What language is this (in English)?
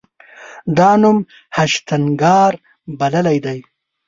Pashto